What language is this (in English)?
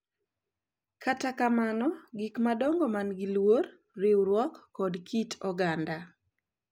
Luo (Kenya and Tanzania)